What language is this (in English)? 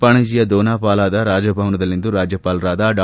Kannada